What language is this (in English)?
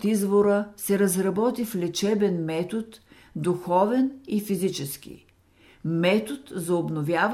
Bulgarian